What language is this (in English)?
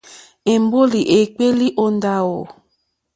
Mokpwe